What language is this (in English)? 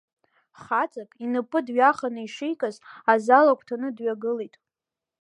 Abkhazian